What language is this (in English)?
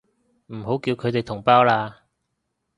Cantonese